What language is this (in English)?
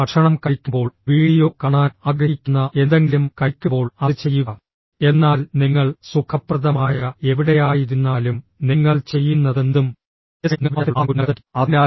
Malayalam